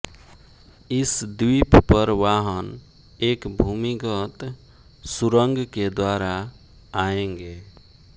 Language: Hindi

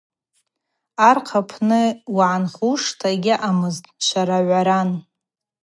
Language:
Abaza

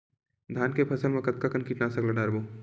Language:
Chhattisgarhi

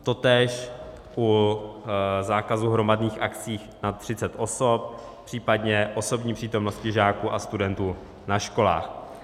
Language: Czech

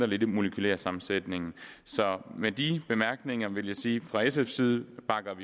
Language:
Danish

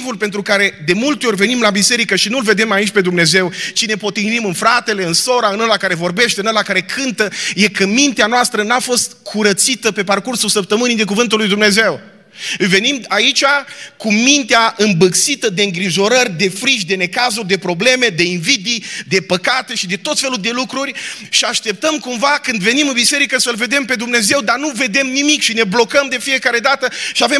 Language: Romanian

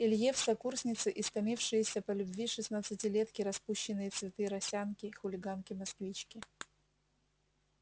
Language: Russian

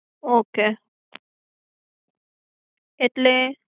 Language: Gujarati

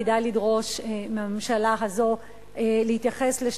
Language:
Hebrew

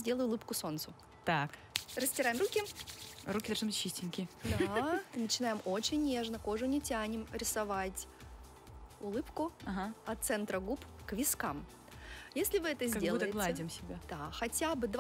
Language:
Russian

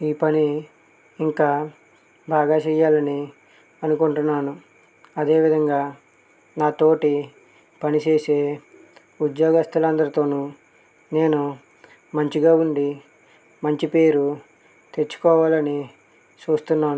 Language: Telugu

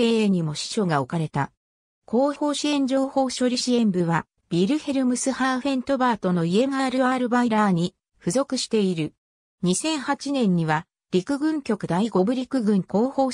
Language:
Japanese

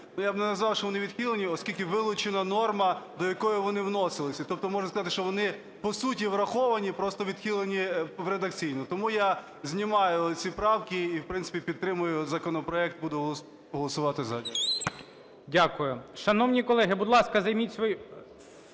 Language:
Ukrainian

